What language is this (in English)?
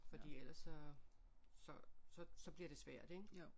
Danish